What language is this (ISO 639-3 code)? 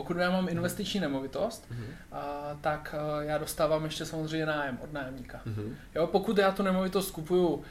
ces